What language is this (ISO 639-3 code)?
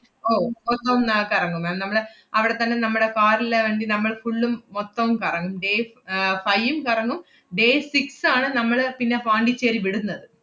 mal